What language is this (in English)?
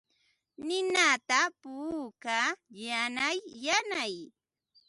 Ambo-Pasco Quechua